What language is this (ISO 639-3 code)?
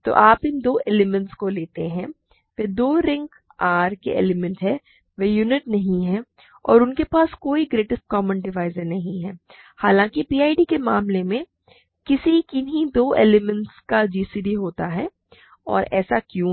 hin